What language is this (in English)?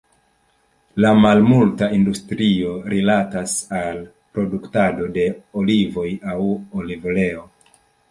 Esperanto